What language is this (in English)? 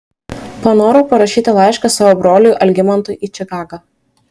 Lithuanian